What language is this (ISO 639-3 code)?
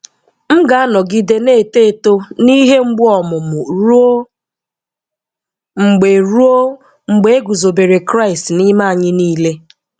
ibo